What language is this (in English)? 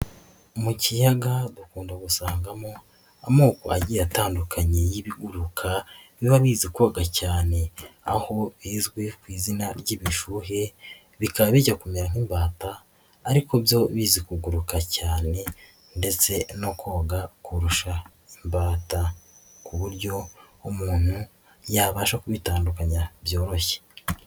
Kinyarwanda